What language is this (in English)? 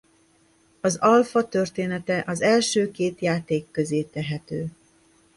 Hungarian